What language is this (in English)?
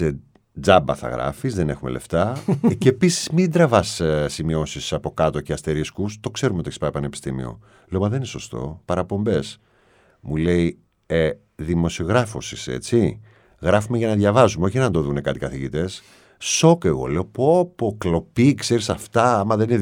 Greek